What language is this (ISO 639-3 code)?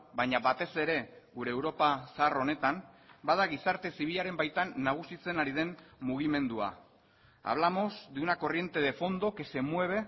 eus